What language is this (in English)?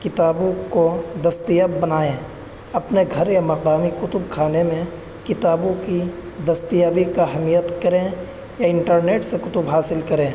Urdu